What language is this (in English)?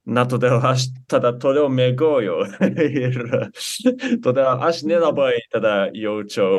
Lithuanian